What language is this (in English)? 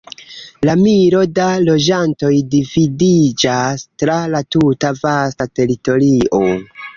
Esperanto